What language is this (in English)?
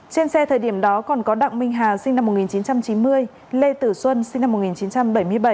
Vietnamese